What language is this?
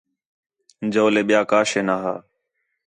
Khetrani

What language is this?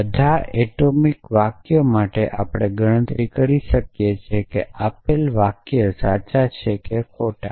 Gujarati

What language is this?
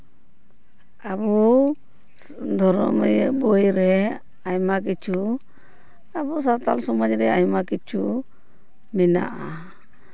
Santali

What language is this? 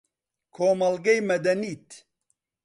Central Kurdish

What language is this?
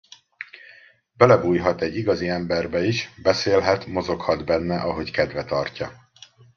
Hungarian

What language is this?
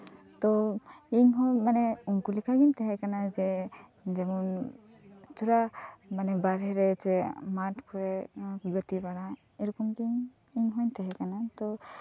Santali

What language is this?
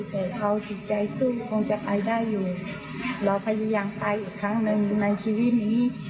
Thai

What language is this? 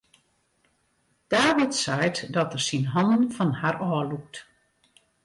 Western Frisian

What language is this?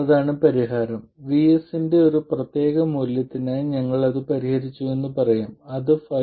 Malayalam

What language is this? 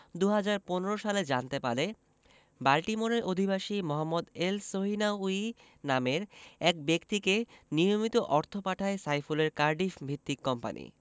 Bangla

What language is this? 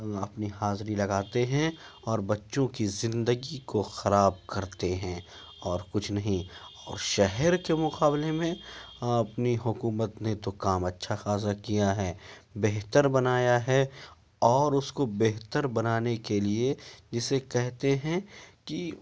Urdu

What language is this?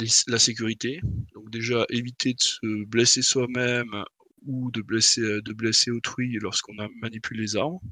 French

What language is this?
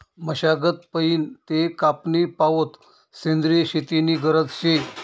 Marathi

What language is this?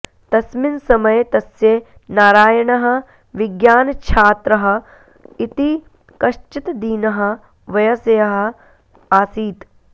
Sanskrit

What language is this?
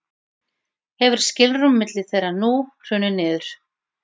Icelandic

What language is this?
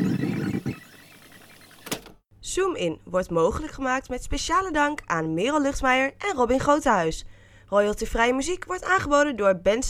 Dutch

